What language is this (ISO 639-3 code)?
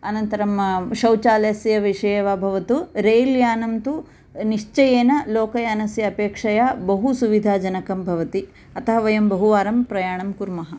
san